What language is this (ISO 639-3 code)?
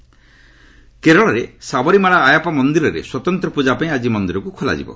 ori